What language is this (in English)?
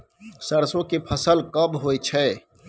Maithili